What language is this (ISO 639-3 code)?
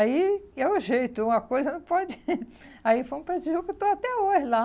por